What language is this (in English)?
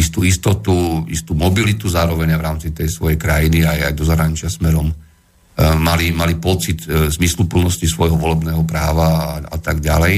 Slovak